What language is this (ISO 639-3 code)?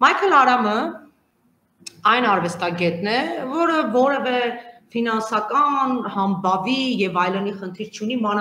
ron